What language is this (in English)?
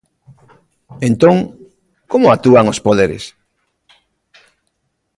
Galician